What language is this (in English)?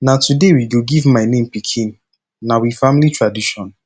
Nigerian Pidgin